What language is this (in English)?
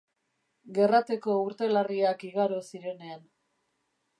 Basque